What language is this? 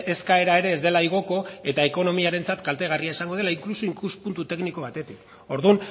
Basque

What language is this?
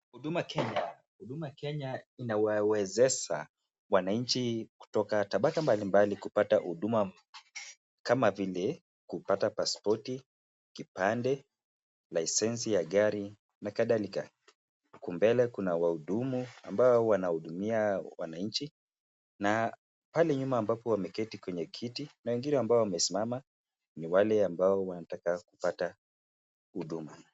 Swahili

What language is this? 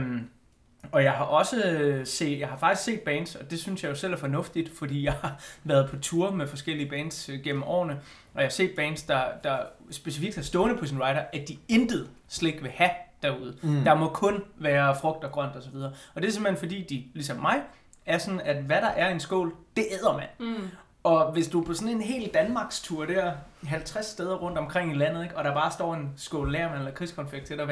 Danish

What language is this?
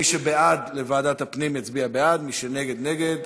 Hebrew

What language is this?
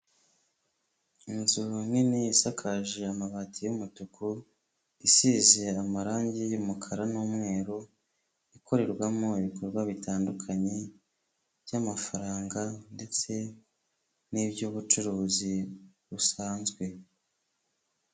Kinyarwanda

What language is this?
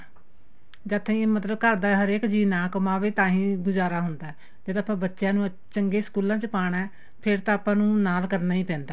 Punjabi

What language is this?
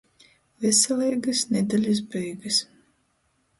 Latgalian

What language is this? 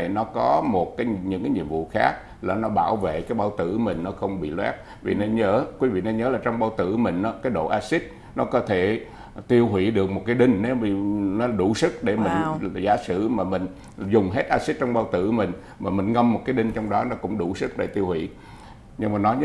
Vietnamese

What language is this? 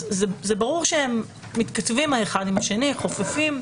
Hebrew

